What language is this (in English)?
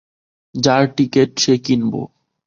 Bangla